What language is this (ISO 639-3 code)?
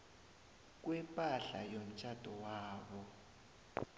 nbl